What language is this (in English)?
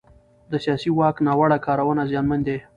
Pashto